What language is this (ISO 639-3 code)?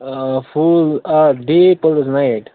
kas